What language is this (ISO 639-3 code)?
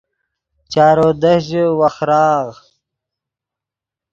ydg